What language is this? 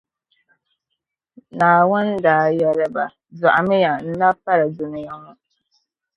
Dagbani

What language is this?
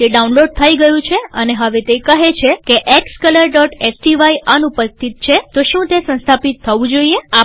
Gujarati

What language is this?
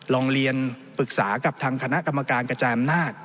Thai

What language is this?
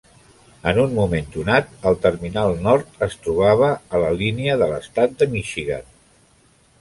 Catalan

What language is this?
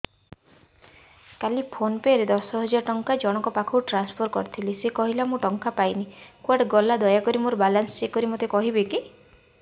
Odia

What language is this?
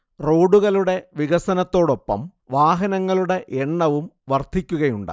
Malayalam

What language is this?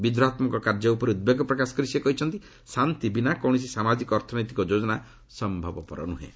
Odia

